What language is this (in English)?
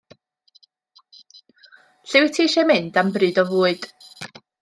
Welsh